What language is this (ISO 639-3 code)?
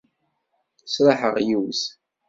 kab